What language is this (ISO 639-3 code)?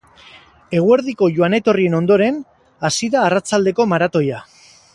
eus